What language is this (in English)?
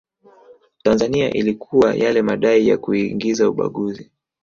Swahili